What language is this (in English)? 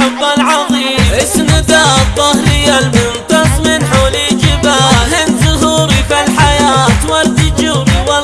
Arabic